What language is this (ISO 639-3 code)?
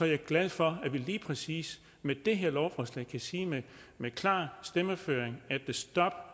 dan